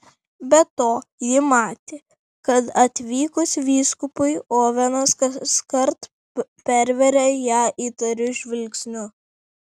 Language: Lithuanian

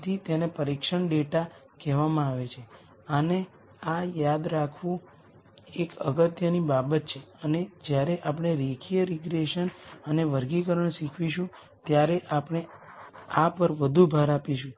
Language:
Gujarati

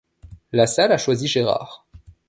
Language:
French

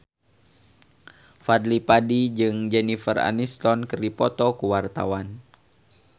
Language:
Sundanese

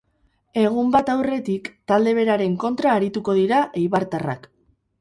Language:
Basque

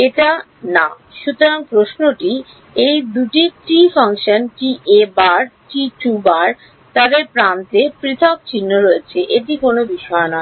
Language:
Bangla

